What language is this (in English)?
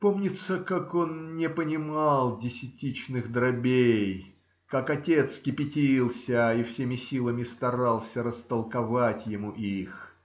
Russian